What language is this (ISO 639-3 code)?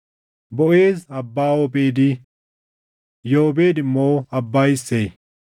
orm